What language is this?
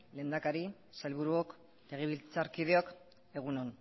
Basque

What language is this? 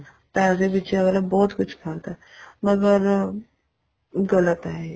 Punjabi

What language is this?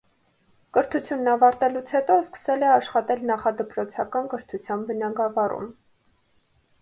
Armenian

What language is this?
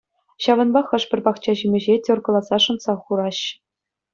Chuvash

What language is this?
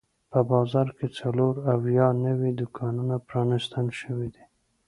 Pashto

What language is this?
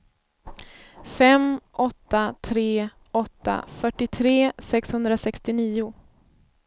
Swedish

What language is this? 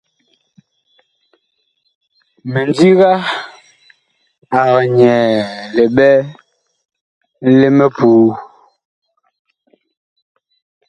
Bakoko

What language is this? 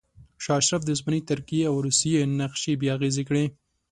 Pashto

